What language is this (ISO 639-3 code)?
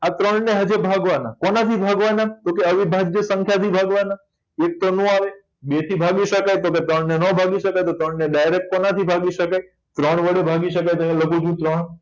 guj